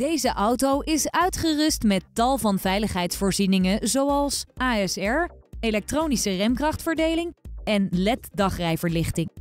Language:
Dutch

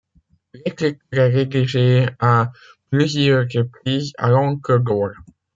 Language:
French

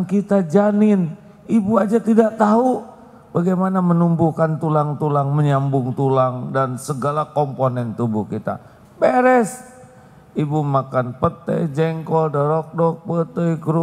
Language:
Indonesian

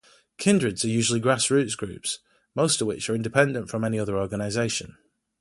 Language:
English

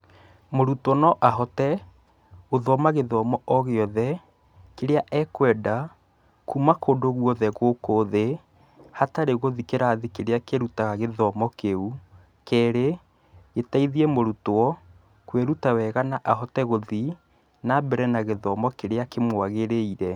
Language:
Kikuyu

